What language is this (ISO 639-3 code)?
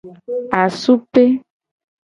gej